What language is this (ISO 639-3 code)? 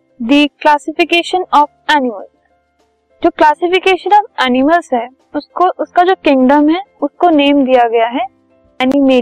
hin